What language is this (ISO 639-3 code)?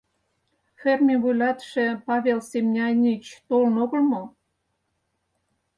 chm